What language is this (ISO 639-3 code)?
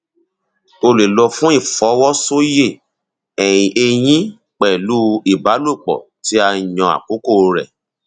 yor